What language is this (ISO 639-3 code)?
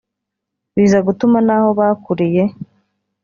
kin